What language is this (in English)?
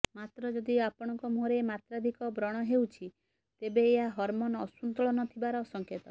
Odia